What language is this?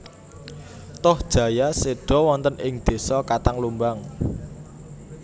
Javanese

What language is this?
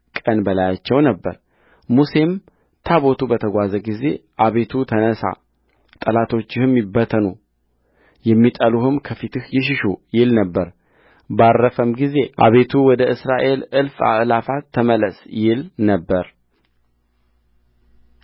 Amharic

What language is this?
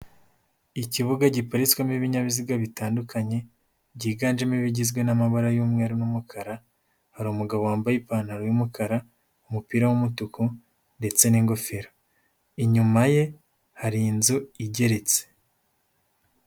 Kinyarwanda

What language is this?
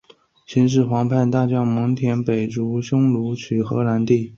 Chinese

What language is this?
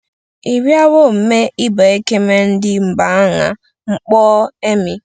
Igbo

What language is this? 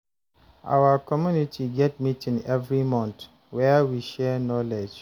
Nigerian Pidgin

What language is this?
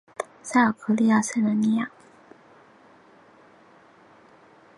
Chinese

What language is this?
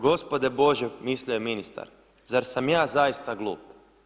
Croatian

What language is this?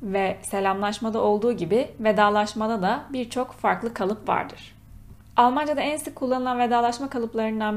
Turkish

